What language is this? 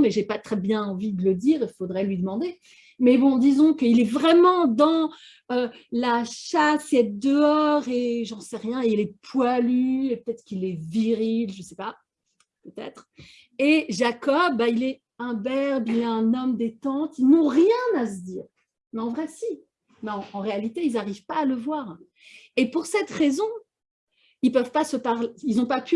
French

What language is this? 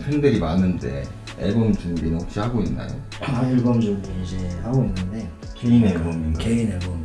Korean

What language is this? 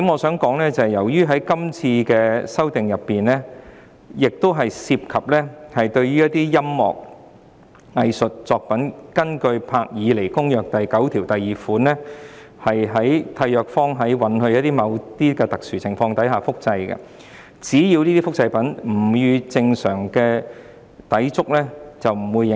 Cantonese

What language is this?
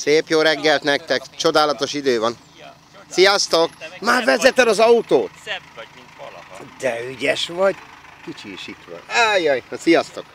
Hungarian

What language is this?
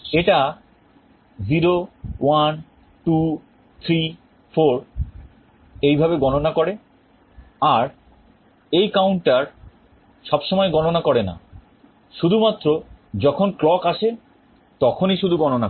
Bangla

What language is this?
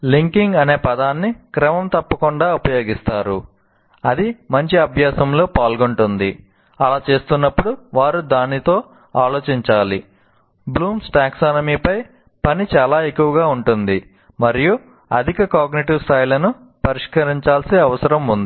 Telugu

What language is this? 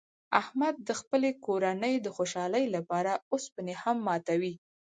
Pashto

